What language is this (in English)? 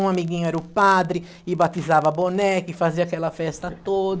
Portuguese